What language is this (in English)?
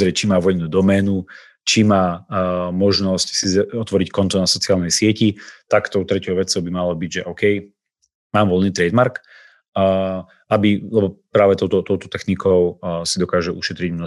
Slovak